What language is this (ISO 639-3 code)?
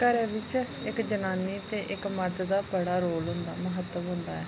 doi